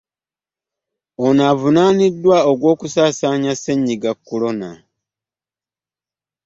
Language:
Ganda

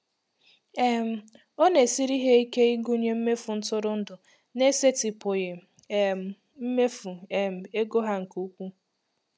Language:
Igbo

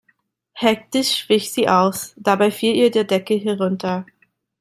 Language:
German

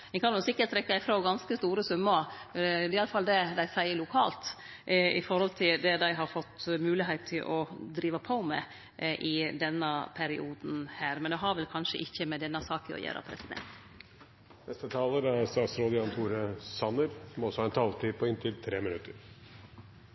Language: Norwegian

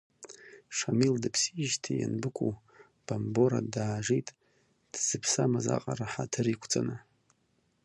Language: Abkhazian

